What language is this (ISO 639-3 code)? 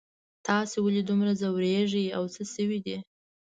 pus